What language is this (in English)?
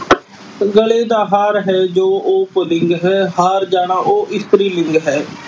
Punjabi